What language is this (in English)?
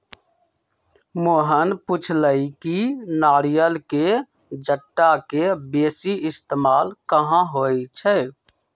Magahi